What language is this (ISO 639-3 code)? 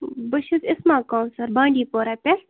kas